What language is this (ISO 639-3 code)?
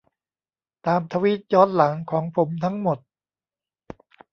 tha